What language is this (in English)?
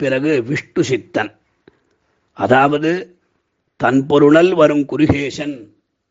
Tamil